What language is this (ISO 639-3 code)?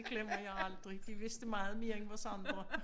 dan